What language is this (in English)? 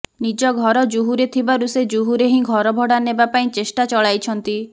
Odia